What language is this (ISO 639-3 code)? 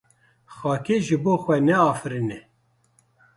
kur